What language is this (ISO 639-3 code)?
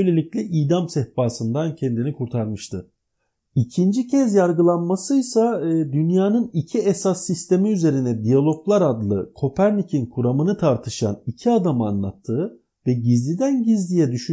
tur